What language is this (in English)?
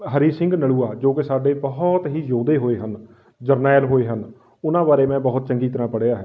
Punjabi